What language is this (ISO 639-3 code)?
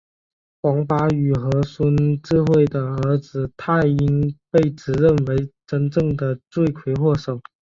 zho